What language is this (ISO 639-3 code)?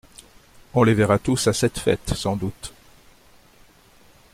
fra